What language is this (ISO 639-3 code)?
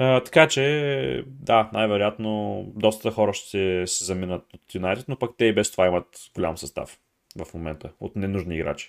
bul